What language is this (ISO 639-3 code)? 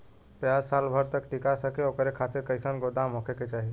bho